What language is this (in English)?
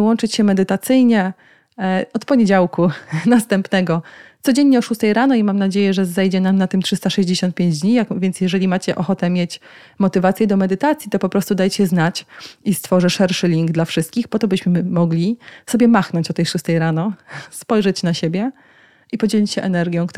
Polish